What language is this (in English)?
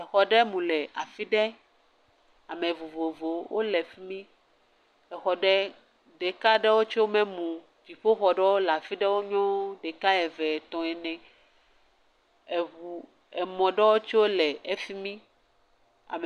Ewe